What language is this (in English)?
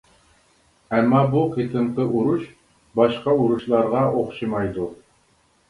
Uyghur